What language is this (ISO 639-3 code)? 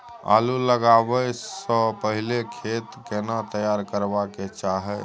mai